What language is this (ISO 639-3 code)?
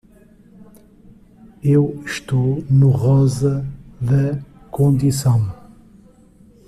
por